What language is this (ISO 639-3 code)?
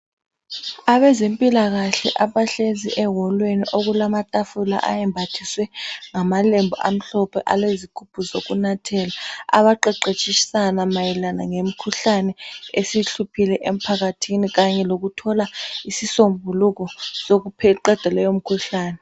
nde